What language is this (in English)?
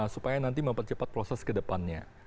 Indonesian